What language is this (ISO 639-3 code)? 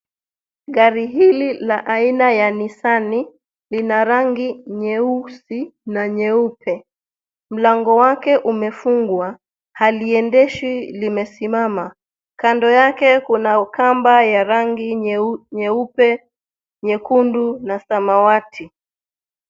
swa